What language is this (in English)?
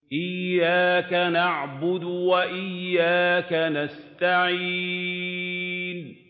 Arabic